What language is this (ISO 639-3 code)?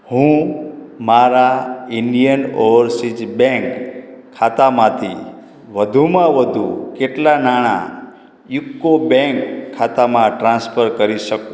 guj